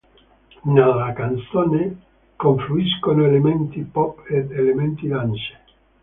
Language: Italian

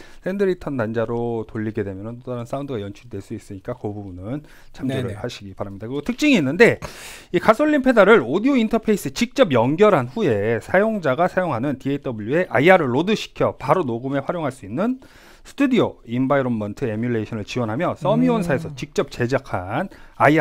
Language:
Korean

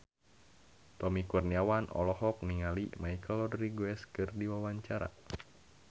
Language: Sundanese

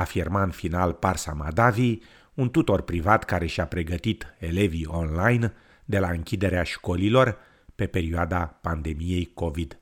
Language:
Romanian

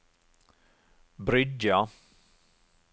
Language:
Norwegian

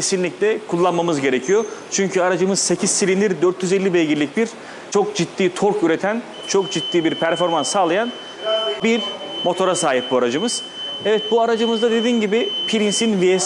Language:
Turkish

